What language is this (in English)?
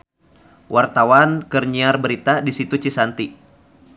Sundanese